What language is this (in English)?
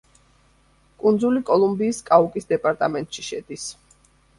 Georgian